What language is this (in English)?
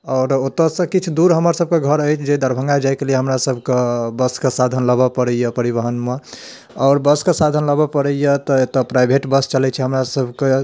Maithili